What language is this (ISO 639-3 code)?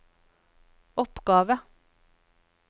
nor